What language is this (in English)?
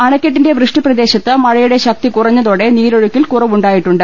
Malayalam